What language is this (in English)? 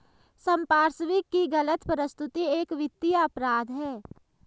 Hindi